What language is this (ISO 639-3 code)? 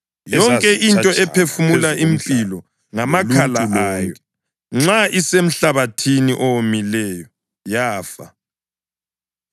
nde